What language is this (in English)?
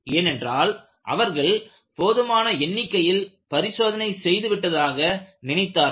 Tamil